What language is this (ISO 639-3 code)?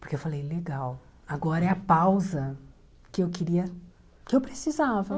por